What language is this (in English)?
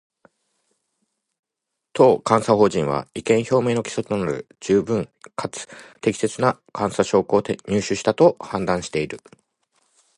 Japanese